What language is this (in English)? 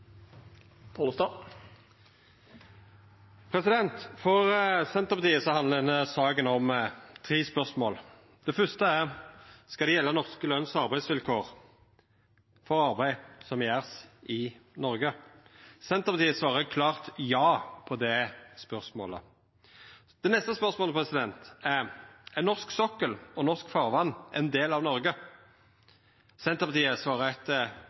Norwegian